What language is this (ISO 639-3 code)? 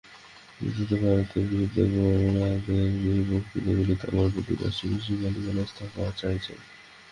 ben